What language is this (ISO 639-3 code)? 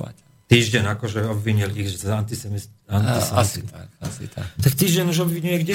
slk